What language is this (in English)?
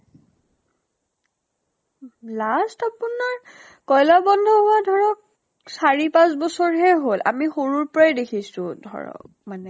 Assamese